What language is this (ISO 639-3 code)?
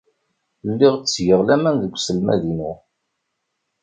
kab